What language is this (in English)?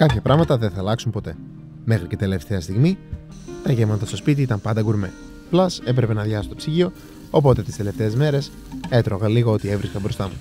Greek